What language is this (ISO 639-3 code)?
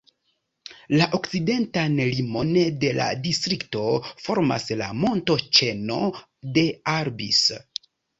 epo